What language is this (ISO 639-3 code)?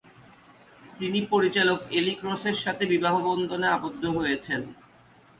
ben